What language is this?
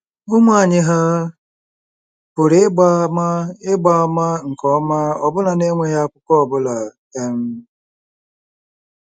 Igbo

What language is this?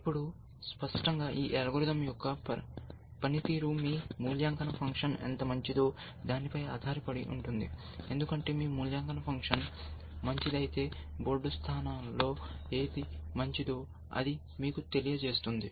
Telugu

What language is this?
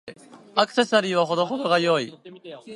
Japanese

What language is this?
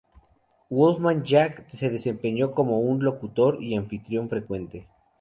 Spanish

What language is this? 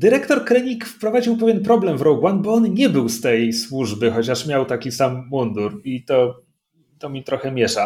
Polish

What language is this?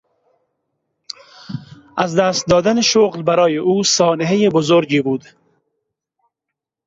Persian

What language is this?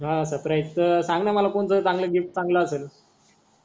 Marathi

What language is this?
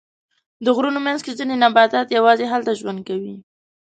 Pashto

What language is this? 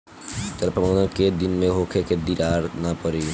Bhojpuri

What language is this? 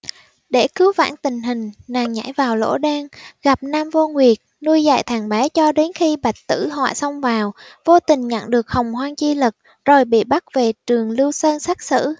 Vietnamese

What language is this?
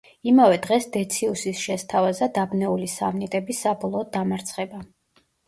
Georgian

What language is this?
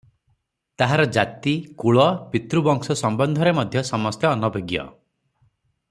Odia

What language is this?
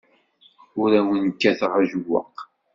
Kabyle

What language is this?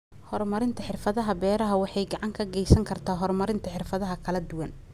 Somali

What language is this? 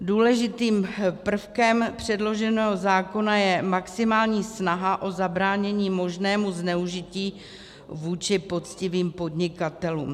Czech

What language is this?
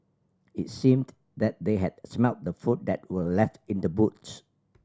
English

